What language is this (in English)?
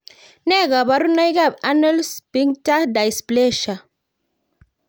Kalenjin